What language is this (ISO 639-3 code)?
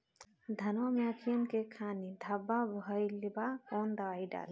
bho